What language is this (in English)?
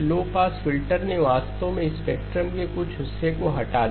Hindi